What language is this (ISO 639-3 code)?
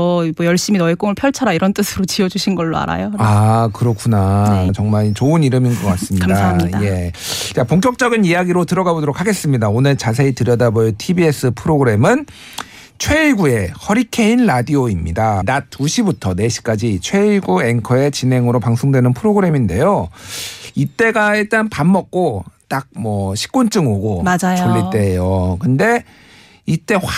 kor